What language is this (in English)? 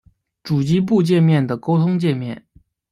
Chinese